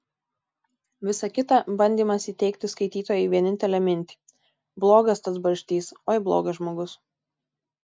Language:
Lithuanian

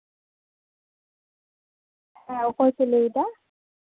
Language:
Santali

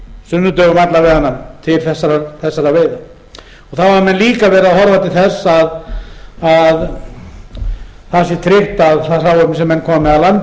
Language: Icelandic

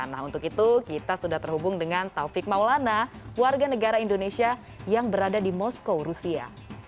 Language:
Indonesian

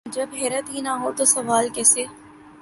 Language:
Urdu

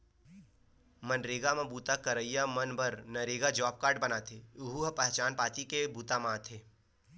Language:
Chhattisgarhi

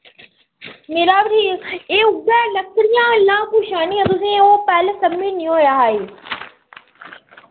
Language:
Dogri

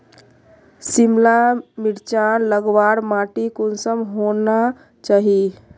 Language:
Magahi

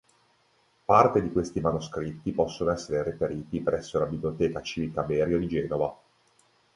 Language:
Italian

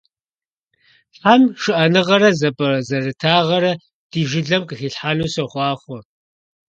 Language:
Kabardian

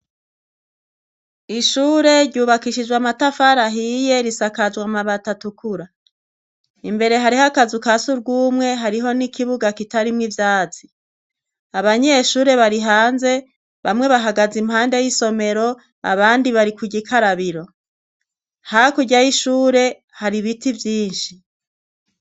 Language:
Rundi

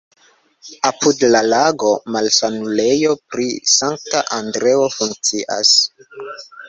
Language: Esperanto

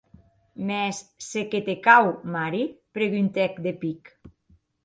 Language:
Occitan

